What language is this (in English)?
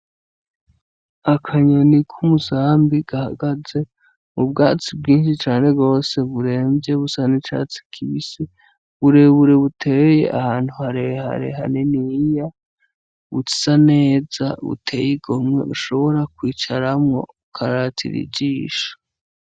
Rundi